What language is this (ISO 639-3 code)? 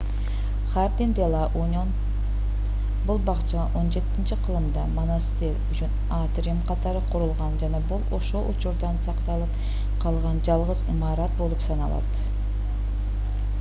kir